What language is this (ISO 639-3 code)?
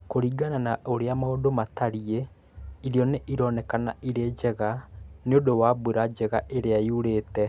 kik